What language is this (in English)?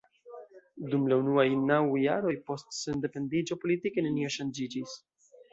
Esperanto